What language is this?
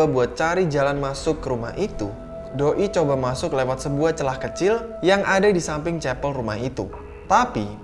Indonesian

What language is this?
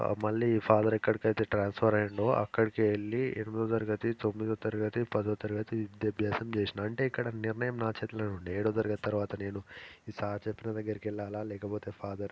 Telugu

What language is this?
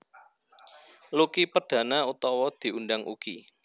Javanese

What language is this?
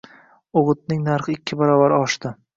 Uzbek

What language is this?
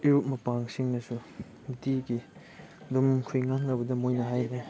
Manipuri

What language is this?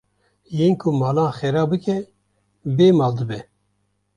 Kurdish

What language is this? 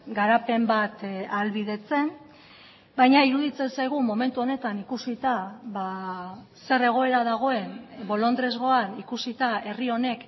Basque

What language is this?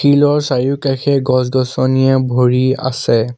Assamese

